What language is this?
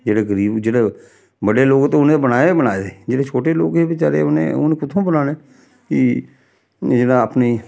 Dogri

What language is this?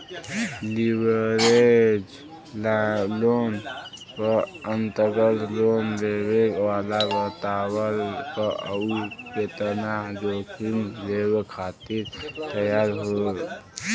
Bhojpuri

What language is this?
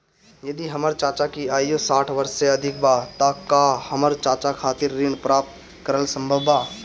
Bhojpuri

